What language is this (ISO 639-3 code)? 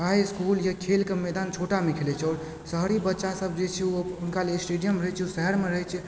mai